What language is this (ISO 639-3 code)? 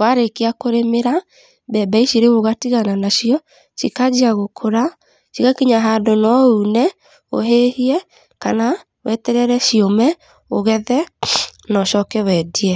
kik